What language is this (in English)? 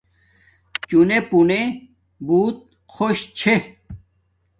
Domaaki